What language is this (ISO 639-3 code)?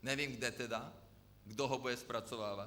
ces